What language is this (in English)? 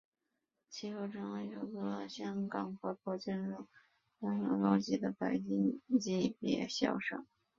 Chinese